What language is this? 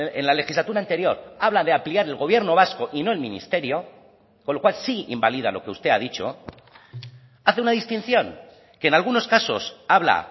Spanish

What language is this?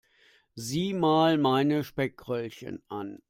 German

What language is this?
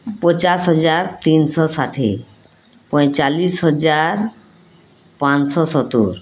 Odia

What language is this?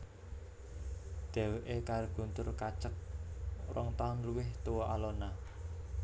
Javanese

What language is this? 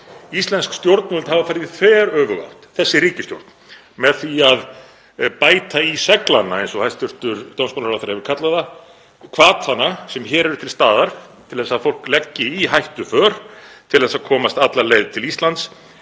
Icelandic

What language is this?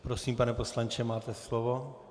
Czech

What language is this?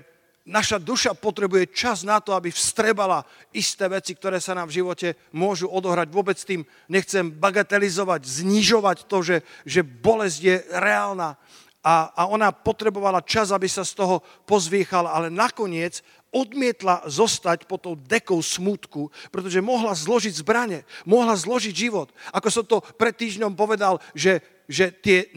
Slovak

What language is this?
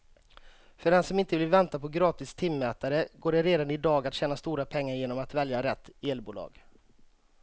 Swedish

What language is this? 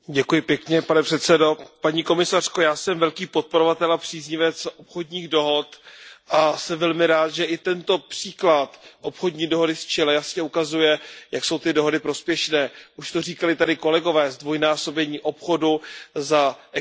Czech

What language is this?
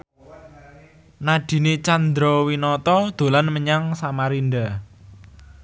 Javanese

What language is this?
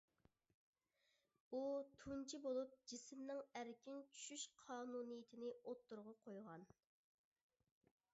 Uyghur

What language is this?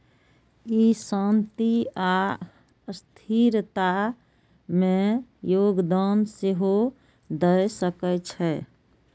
Maithili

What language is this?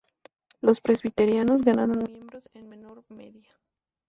Spanish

